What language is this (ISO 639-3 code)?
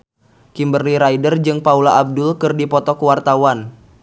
sun